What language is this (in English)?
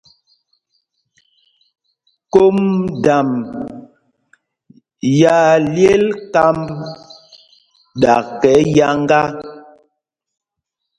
Mpumpong